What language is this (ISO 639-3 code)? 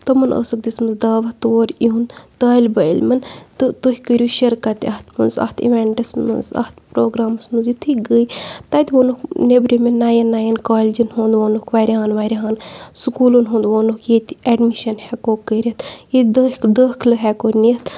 kas